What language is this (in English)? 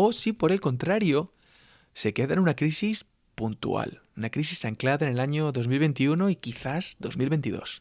Spanish